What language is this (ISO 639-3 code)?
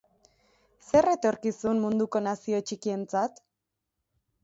eus